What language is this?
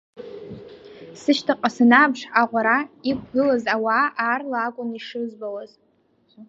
Abkhazian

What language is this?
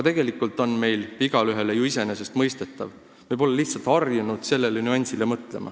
Estonian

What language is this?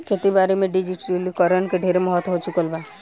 Bhojpuri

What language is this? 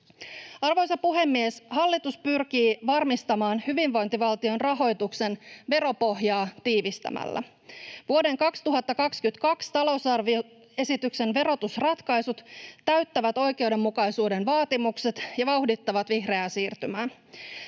Finnish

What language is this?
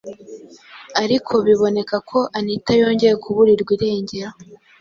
Kinyarwanda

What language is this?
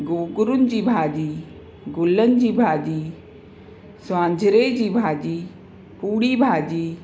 Sindhi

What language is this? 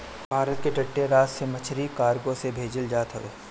Bhojpuri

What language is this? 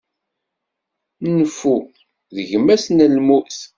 Kabyle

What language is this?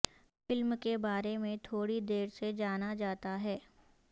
Urdu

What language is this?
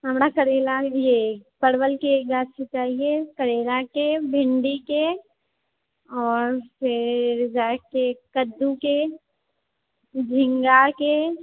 Maithili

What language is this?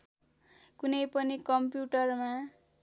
Nepali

